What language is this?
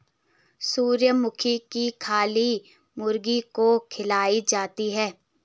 Hindi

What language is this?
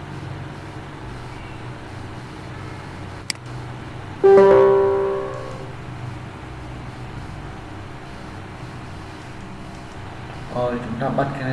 Vietnamese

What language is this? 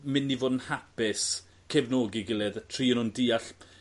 Welsh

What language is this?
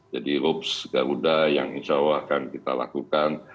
Indonesian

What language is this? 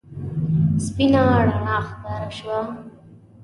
Pashto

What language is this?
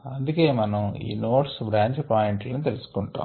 Telugu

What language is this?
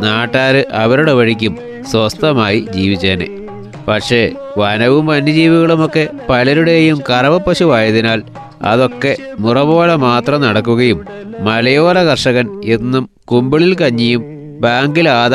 Malayalam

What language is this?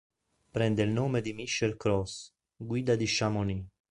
Italian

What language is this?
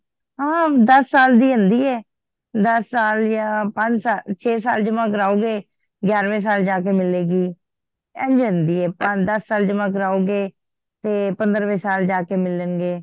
Punjabi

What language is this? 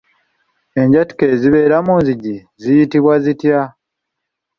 Ganda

